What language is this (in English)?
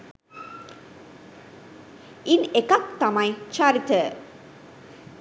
Sinhala